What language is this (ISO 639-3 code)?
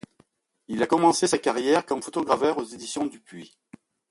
fra